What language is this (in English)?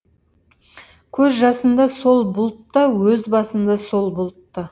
Kazakh